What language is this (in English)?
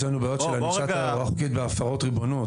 Hebrew